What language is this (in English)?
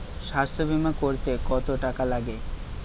Bangla